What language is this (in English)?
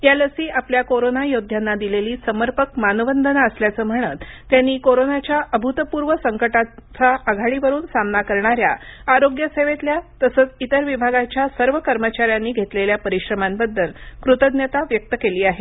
Marathi